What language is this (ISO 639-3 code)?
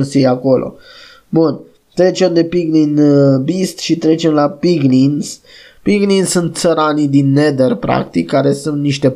ron